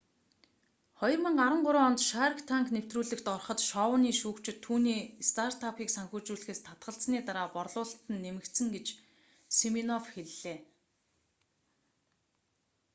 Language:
Mongolian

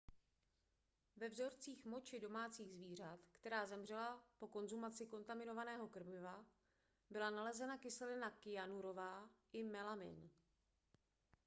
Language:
Czech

